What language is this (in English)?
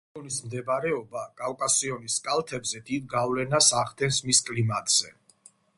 Georgian